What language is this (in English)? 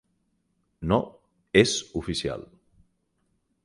Catalan